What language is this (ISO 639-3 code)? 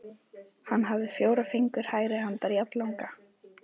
isl